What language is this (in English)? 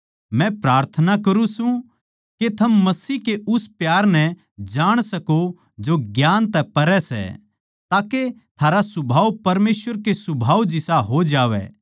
Haryanvi